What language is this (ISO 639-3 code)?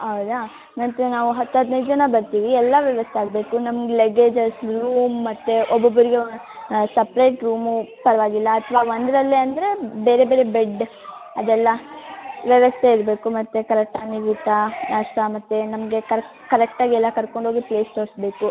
kan